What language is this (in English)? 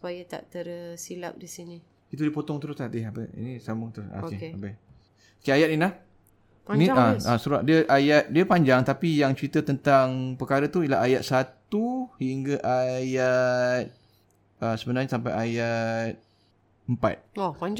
Malay